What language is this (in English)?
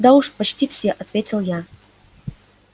Russian